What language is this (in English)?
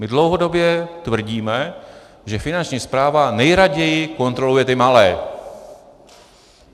Czech